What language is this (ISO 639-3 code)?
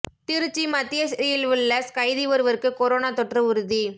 tam